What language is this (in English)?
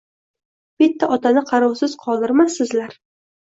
Uzbek